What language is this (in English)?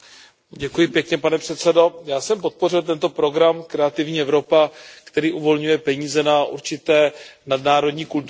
Czech